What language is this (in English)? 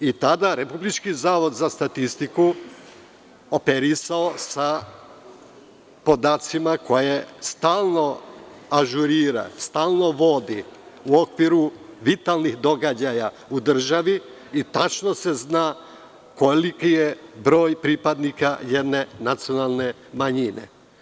Serbian